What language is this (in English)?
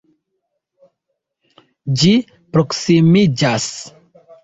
Esperanto